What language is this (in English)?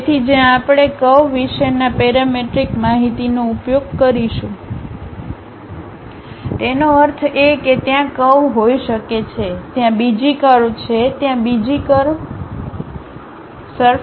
Gujarati